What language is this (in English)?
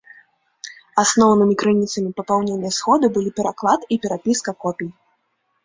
Belarusian